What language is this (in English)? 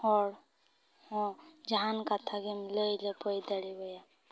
Santali